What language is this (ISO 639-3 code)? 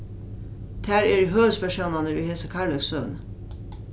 fao